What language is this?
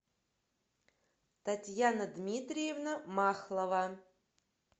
Russian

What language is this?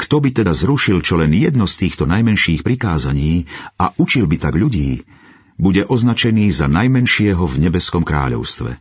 Slovak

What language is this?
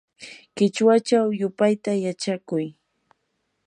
Yanahuanca Pasco Quechua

